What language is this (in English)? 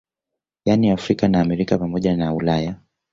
Swahili